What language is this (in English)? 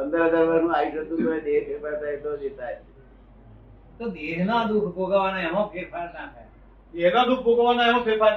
Gujarati